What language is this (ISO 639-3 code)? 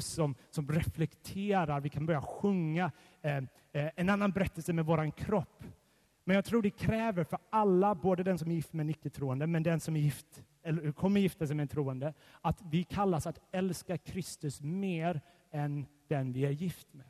swe